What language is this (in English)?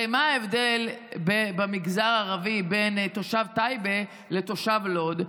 Hebrew